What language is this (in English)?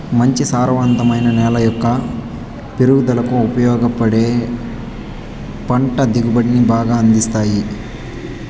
Telugu